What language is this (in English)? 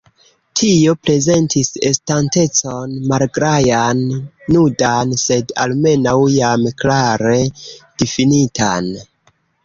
Esperanto